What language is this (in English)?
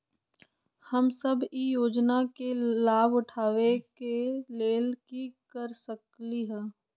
Magahi